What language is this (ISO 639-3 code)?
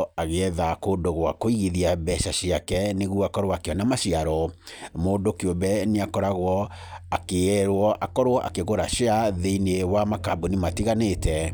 kik